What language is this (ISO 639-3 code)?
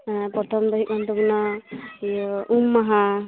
sat